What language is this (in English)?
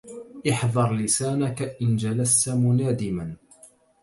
Arabic